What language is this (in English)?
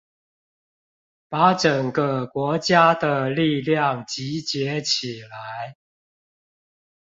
Chinese